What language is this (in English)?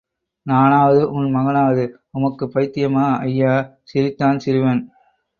Tamil